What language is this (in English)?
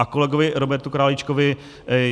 Czech